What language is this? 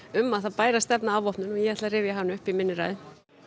Icelandic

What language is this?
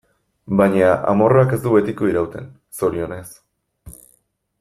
Basque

